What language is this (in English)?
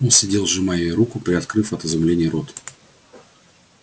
Russian